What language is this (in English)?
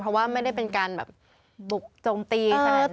Thai